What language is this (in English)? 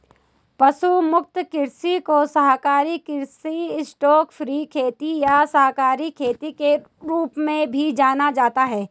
Hindi